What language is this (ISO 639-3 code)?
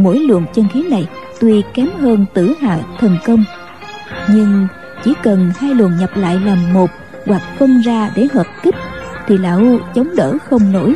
vie